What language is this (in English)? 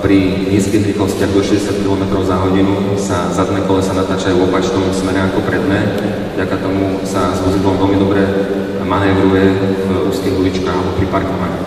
Slovak